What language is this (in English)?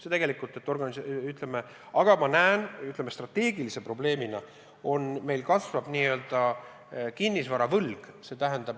Estonian